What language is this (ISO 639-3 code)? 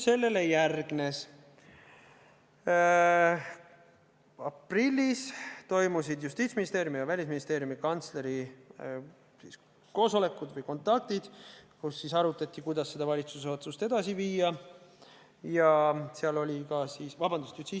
est